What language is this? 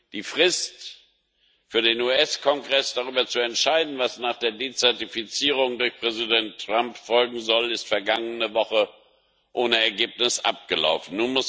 German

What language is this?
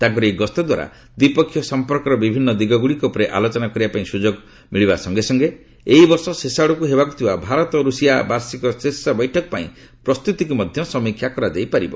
Odia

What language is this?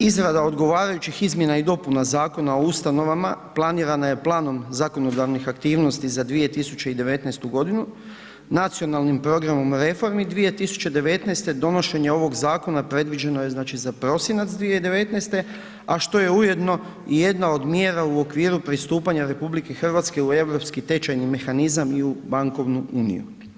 Croatian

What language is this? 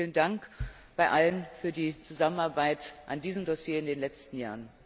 German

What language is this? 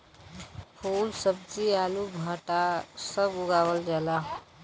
Bhojpuri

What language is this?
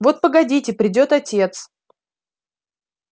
Russian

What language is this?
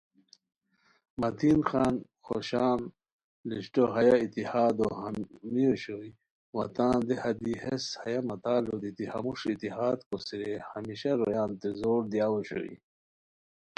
Khowar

